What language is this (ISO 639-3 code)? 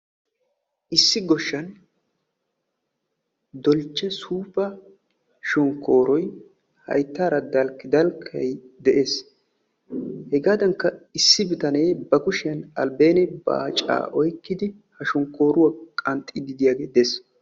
wal